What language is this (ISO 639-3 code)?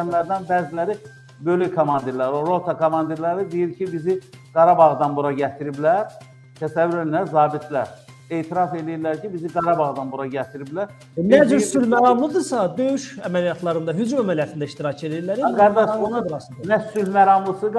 tur